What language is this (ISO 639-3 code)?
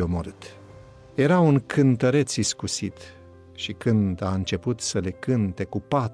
ron